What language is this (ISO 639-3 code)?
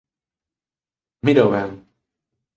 glg